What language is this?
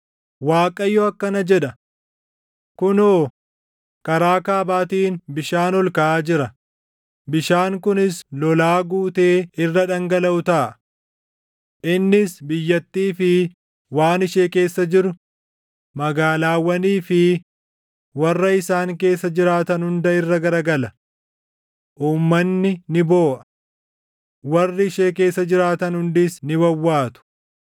Oromo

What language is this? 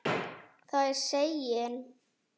Icelandic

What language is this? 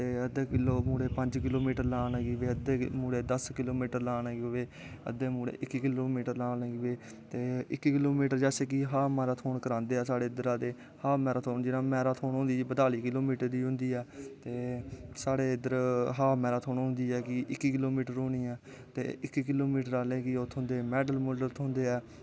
Dogri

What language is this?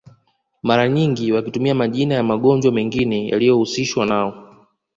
Swahili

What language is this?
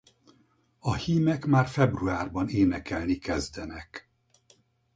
Hungarian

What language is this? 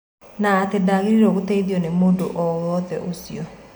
Kikuyu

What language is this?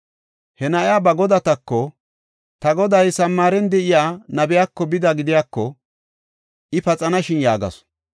Gofa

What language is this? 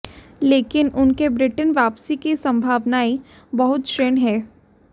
Hindi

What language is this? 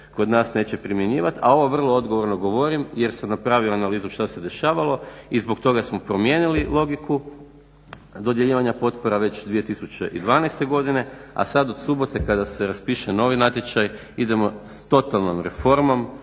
Croatian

